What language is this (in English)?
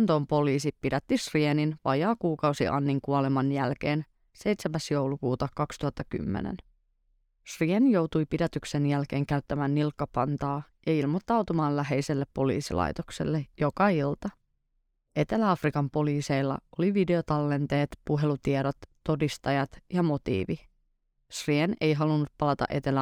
Finnish